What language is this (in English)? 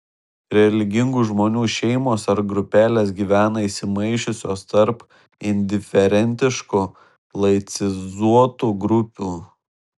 Lithuanian